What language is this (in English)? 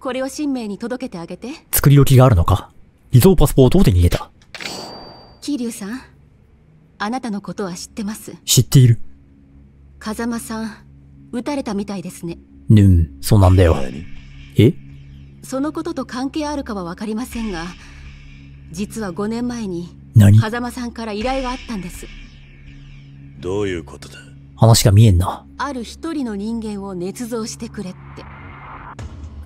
Japanese